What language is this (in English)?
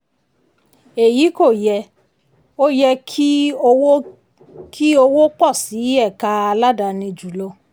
Yoruba